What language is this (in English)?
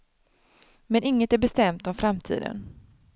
Swedish